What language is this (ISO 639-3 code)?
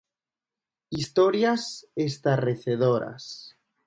glg